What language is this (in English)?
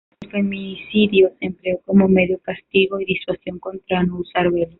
Spanish